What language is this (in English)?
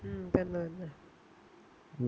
Malayalam